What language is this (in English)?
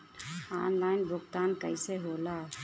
Bhojpuri